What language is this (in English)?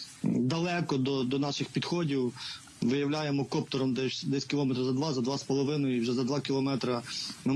Ukrainian